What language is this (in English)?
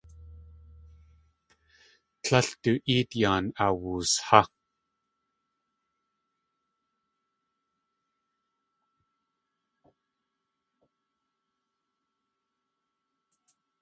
Tlingit